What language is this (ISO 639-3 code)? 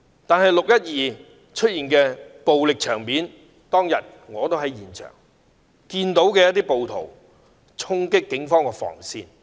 yue